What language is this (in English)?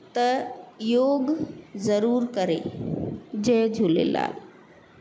Sindhi